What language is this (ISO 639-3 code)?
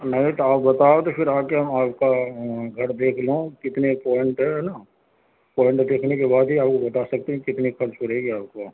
urd